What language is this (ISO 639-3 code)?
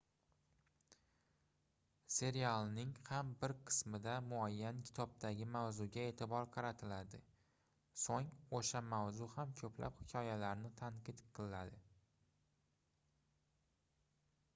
uzb